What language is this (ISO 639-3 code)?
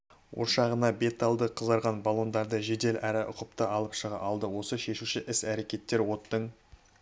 kaz